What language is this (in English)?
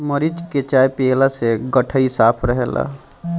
Bhojpuri